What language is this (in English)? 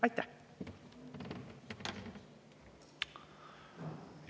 Estonian